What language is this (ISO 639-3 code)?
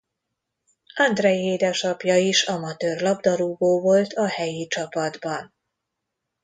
hun